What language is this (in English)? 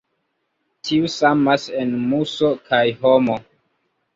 Esperanto